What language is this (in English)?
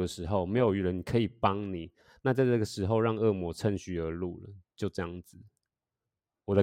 Chinese